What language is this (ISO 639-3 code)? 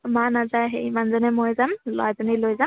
asm